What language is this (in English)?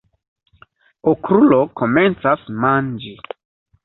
Esperanto